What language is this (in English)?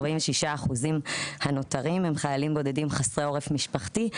Hebrew